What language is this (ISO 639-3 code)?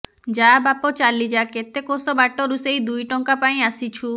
ori